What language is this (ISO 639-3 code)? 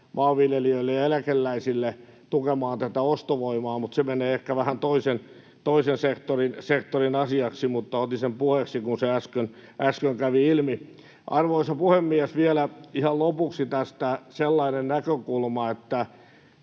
fin